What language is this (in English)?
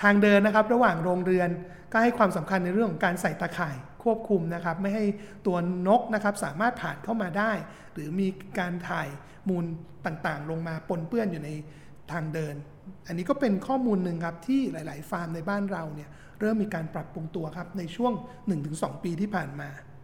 Thai